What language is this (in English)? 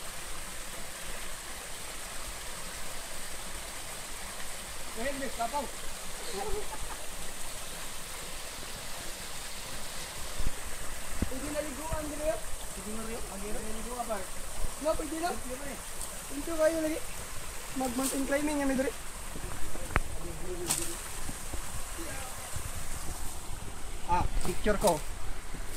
Ukrainian